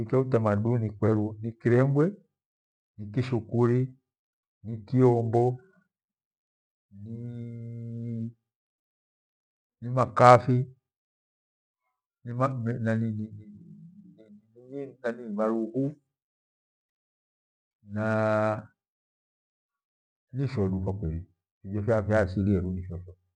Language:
Gweno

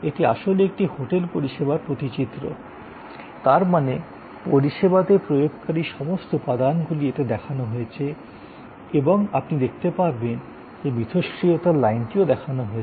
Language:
Bangla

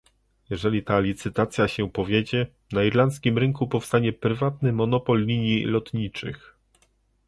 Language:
Polish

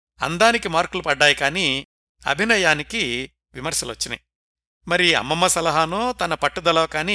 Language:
Telugu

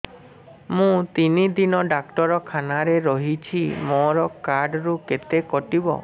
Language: Odia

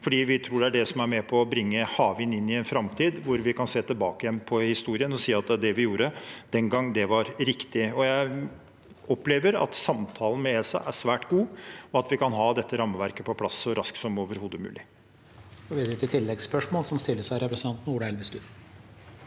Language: Norwegian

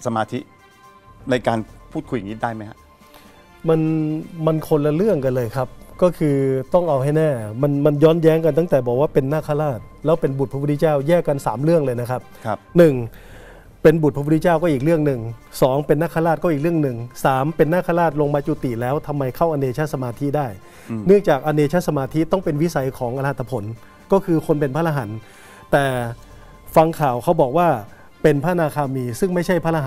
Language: Thai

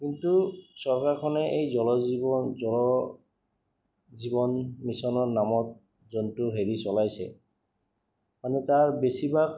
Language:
Assamese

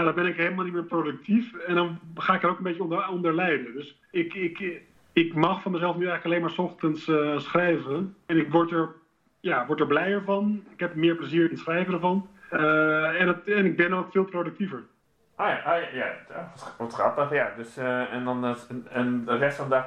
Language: Dutch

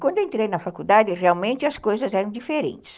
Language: Portuguese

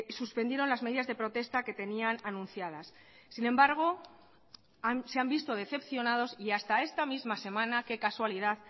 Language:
Spanish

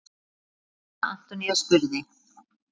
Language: Icelandic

